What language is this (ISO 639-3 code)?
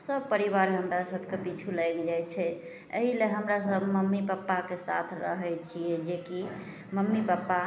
mai